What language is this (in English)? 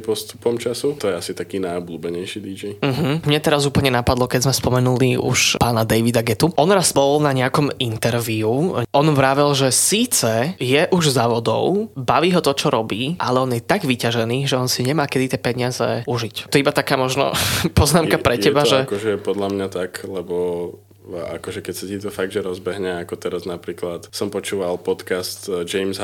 Slovak